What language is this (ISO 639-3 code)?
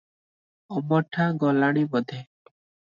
ori